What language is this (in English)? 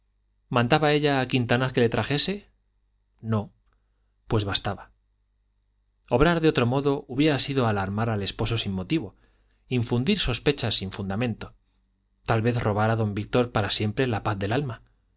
Spanish